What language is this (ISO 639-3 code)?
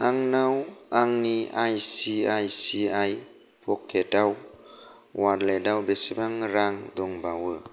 brx